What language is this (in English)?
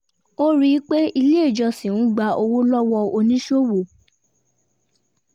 Yoruba